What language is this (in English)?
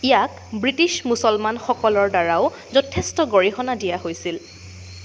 Assamese